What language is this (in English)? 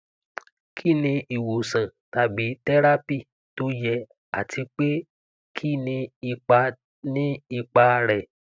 Yoruba